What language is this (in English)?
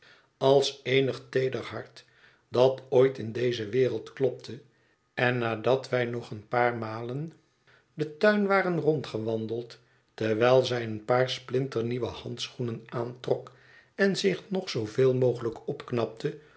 Dutch